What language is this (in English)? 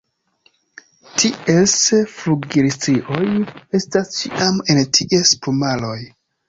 Esperanto